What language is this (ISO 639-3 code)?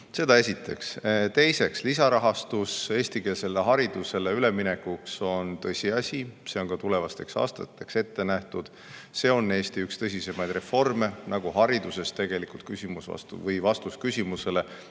est